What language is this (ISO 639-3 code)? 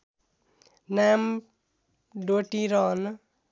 nep